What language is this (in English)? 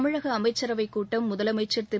Tamil